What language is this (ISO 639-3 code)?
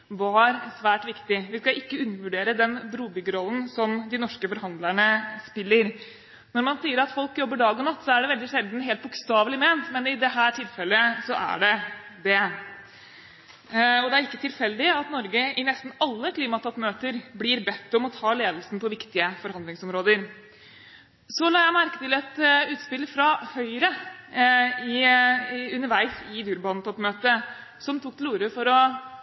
nob